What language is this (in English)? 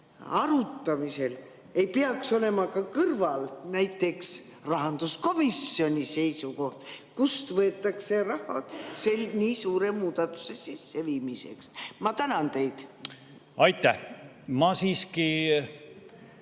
Estonian